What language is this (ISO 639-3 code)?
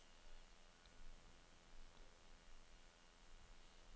dan